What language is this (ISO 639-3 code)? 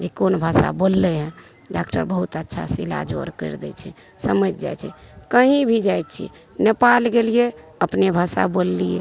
mai